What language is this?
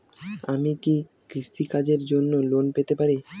Bangla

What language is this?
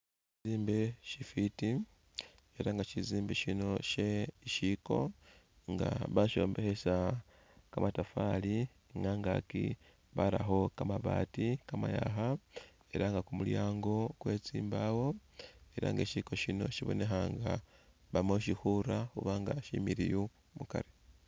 Masaaba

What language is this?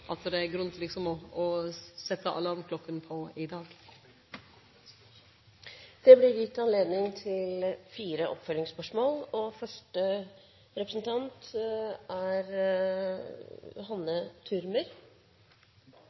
Norwegian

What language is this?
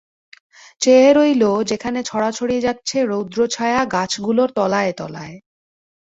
Bangla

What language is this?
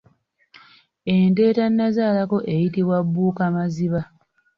Ganda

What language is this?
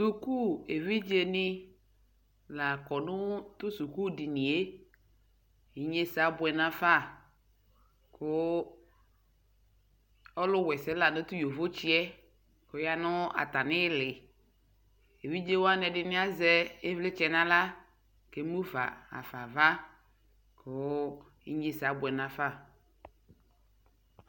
Ikposo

